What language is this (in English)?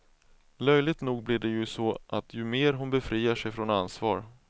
Swedish